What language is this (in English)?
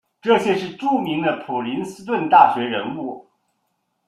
Chinese